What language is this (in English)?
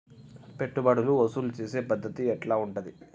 Telugu